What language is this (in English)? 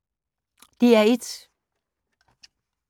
Danish